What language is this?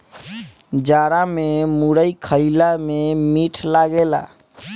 Bhojpuri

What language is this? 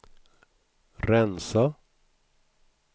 Swedish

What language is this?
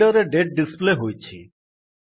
Odia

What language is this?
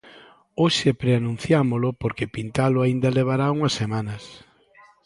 Galician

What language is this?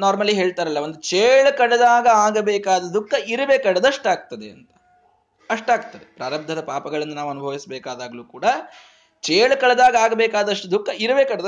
Kannada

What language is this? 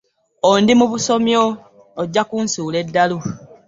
Ganda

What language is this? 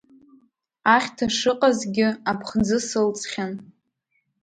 Abkhazian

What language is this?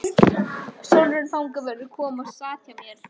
Icelandic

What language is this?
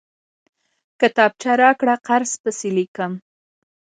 Pashto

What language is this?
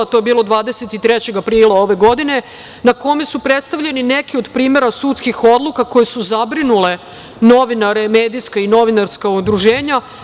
Serbian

